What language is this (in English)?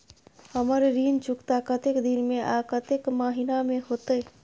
Maithili